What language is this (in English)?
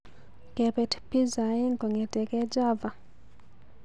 Kalenjin